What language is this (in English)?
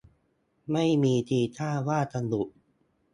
Thai